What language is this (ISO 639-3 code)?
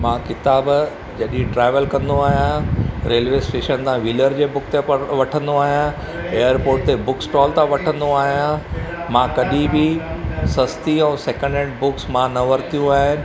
snd